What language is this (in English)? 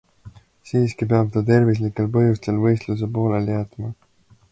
Estonian